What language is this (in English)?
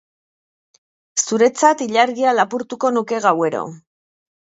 Basque